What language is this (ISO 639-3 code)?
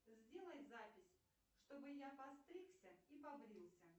rus